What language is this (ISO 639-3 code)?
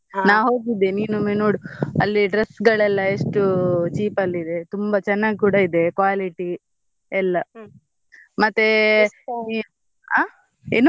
kan